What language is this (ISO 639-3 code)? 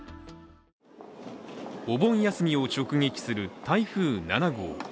jpn